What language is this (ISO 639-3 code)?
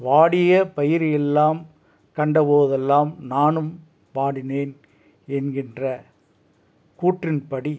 tam